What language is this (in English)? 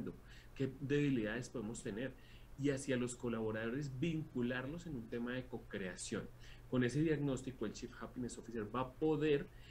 Spanish